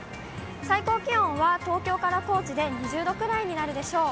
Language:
Japanese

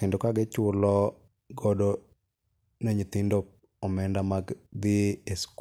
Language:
Luo (Kenya and Tanzania)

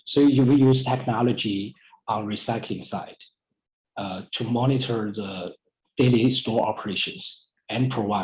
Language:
Indonesian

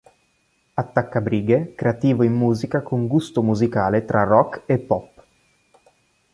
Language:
Italian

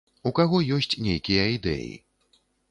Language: Belarusian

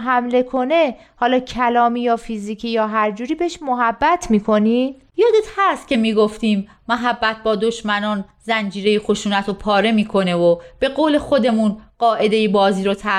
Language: Persian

